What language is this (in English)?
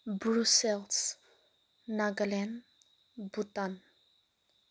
Manipuri